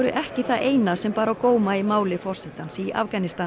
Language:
Icelandic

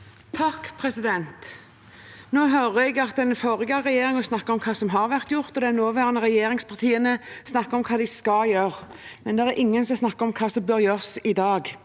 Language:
Norwegian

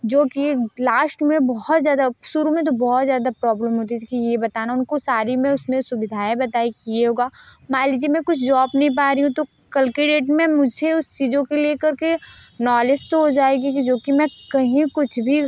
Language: Hindi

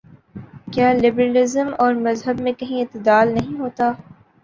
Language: Urdu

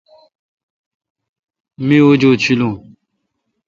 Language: Kalkoti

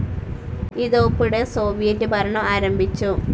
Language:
Malayalam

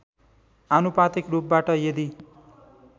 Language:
Nepali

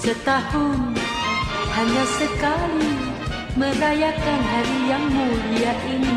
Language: Malay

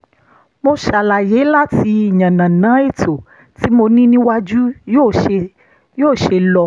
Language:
Yoruba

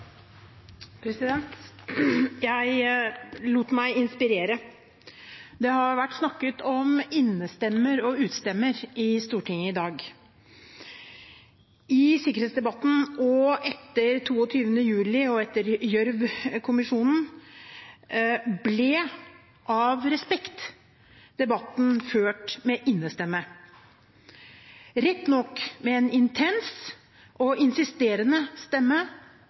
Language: Norwegian Bokmål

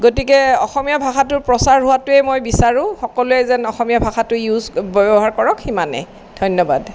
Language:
Assamese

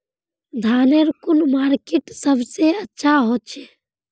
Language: Magahi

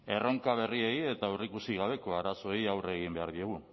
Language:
Basque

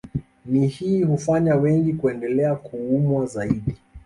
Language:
Swahili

